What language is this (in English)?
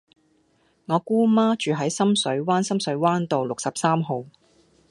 Cantonese